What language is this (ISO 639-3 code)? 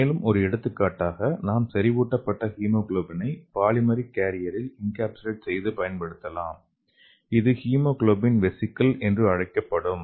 tam